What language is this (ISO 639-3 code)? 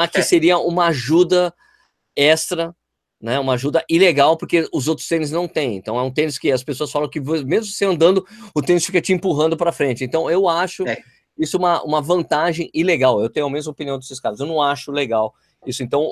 por